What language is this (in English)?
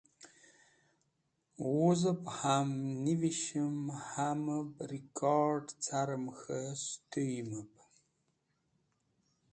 Wakhi